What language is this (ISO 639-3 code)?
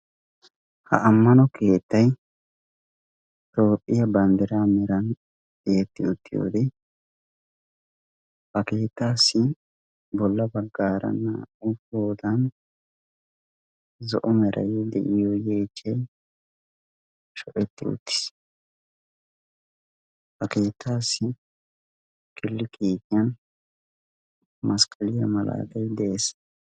wal